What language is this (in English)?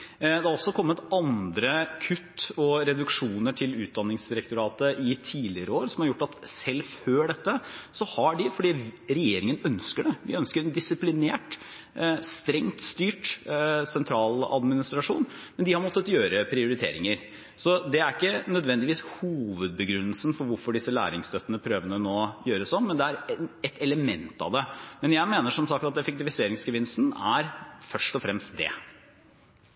Norwegian Bokmål